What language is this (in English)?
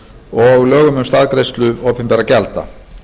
Icelandic